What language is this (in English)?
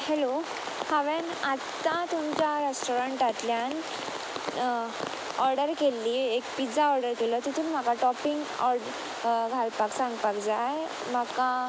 Konkani